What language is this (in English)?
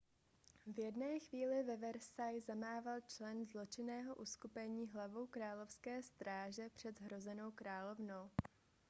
Czech